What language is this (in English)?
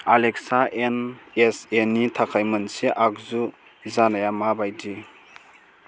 Bodo